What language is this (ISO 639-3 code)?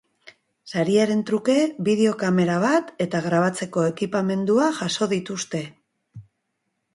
eus